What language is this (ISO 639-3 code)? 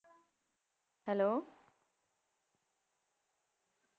pan